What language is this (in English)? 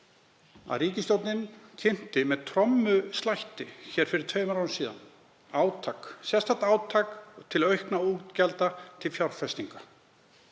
Icelandic